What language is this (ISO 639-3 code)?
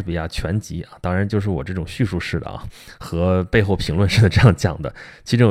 zho